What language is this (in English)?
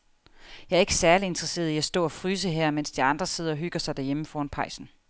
Danish